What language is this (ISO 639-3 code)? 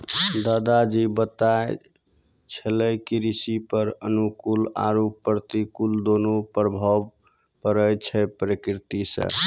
mai